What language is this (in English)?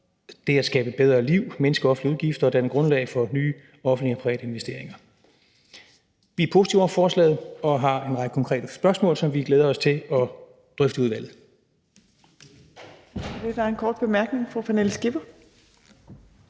Danish